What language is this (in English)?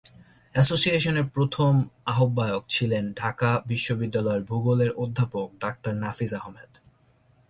Bangla